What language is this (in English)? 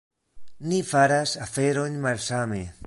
Esperanto